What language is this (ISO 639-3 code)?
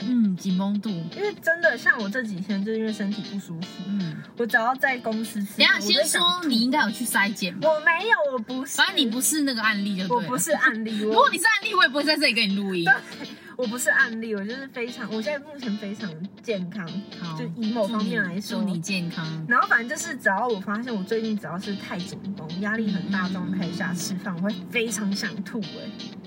zho